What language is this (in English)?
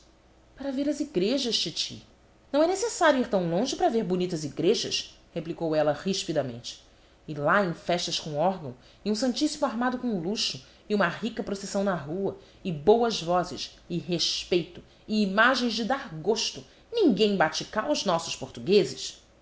Portuguese